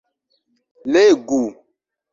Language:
Esperanto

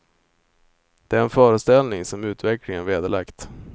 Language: Swedish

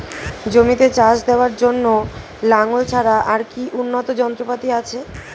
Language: Bangla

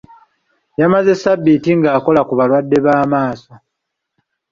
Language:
Ganda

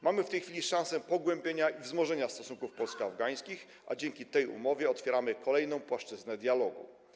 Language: Polish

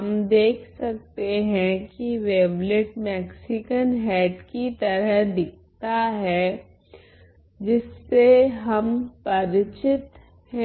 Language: Hindi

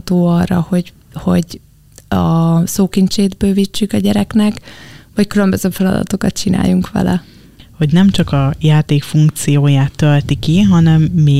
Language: Hungarian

